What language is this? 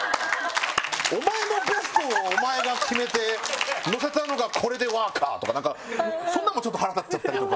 Japanese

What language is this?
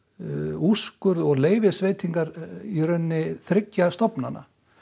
Icelandic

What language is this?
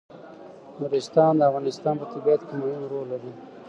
Pashto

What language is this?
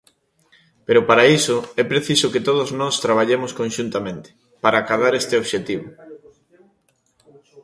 Galician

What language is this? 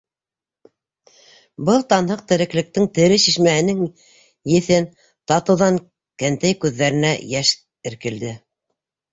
Bashkir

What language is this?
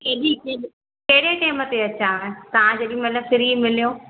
Sindhi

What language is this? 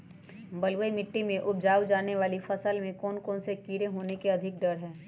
Magahi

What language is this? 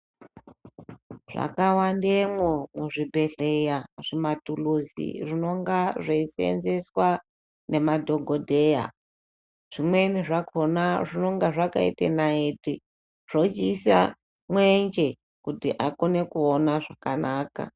Ndau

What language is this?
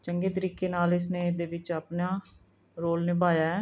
Punjabi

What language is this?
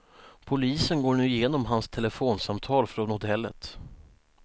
Swedish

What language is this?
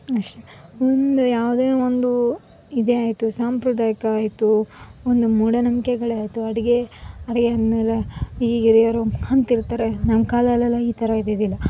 Kannada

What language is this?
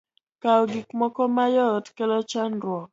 Luo (Kenya and Tanzania)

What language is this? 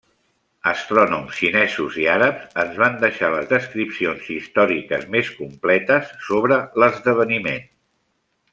Catalan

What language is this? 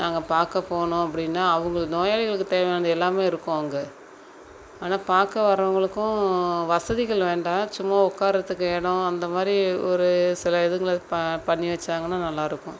Tamil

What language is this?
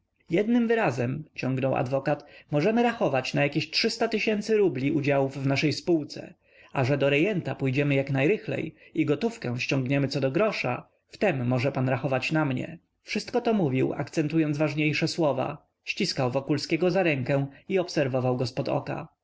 Polish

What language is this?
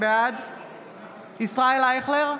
Hebrew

